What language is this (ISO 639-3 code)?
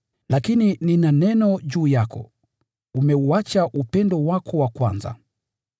swa